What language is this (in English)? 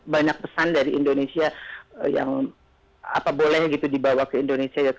Indonesian